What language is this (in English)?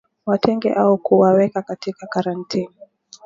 Swahili